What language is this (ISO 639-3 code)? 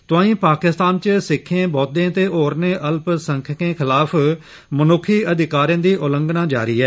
doi